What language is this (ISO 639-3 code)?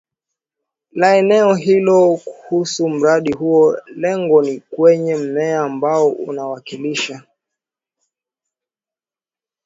swa